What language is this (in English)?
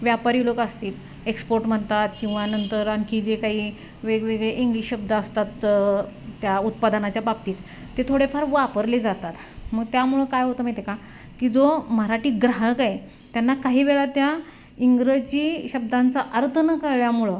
Marathi